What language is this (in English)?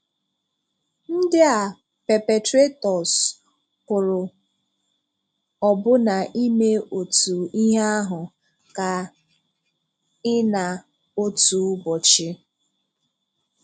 Igbo